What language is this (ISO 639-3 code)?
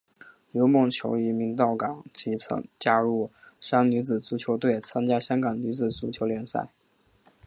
zho